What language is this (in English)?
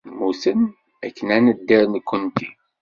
Kabyle